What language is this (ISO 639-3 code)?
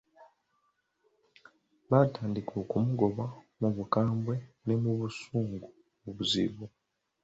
lug